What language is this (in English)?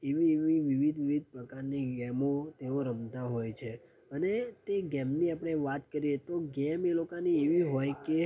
Gujarati